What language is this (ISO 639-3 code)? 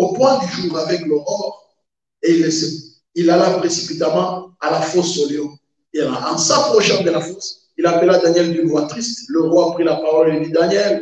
fra